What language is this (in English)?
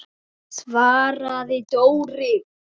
Icelandic